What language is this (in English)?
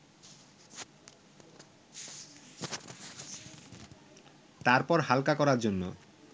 Bangla